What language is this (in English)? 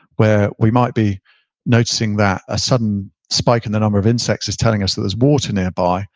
English